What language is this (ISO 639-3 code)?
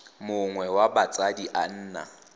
tsn